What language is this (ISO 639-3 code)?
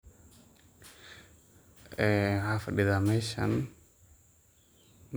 som